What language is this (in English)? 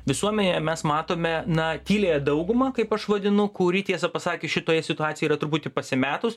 Lithuanian